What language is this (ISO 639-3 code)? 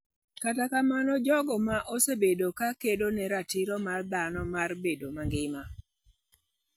luo